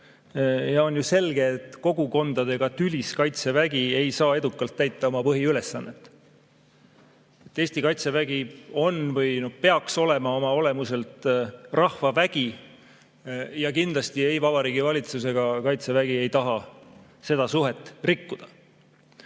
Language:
Estonian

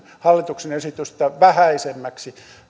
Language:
Finnish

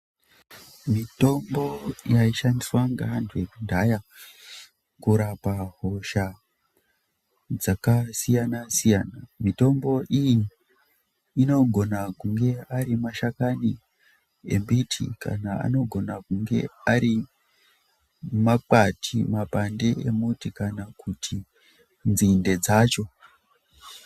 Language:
Ndau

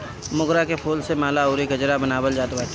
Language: Bhojpuri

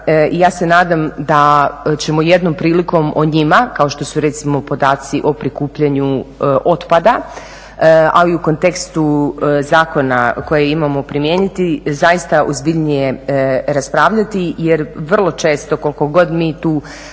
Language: Croatian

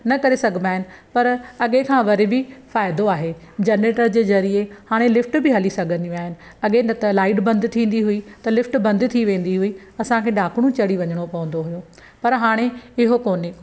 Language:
Sindhi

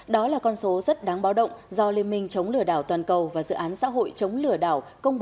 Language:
Vietnamese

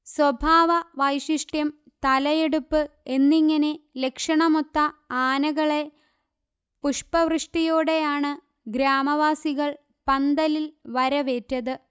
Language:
Malayalam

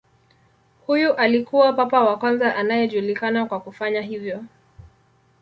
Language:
Swahili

